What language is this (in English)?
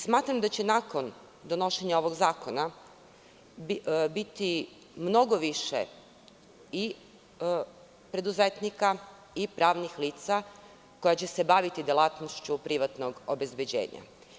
Serbian